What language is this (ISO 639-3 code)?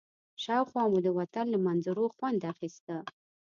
pus